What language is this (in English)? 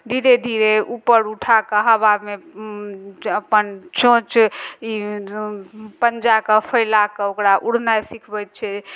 Maithili